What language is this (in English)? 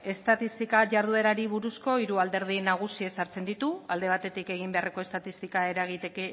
Basque